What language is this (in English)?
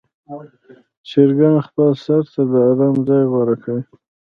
Pashto